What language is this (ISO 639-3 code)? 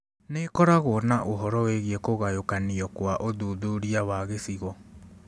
kik